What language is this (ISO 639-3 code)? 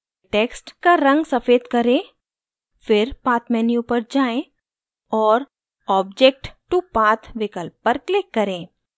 hin